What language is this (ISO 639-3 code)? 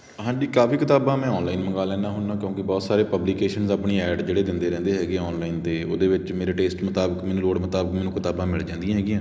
pan